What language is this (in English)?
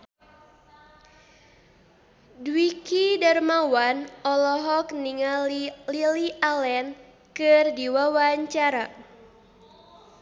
Sundanese